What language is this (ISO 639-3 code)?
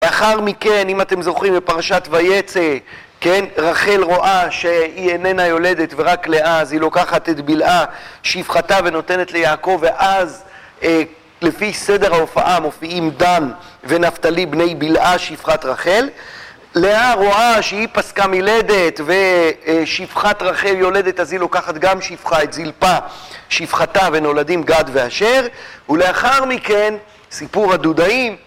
heb